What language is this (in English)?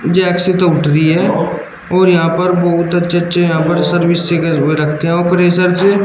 Hindi